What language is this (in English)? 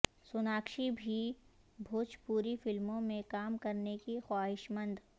Urdu